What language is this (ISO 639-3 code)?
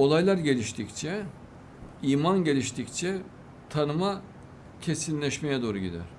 tur